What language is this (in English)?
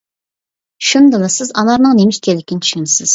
Uyghur